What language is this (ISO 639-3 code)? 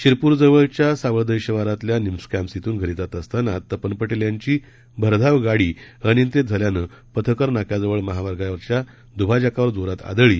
mar